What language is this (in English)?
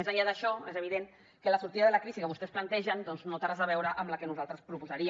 Catalan